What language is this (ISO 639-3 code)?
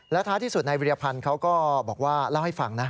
tha